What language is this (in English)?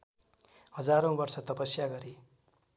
Nepali